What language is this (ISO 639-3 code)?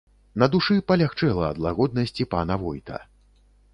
bel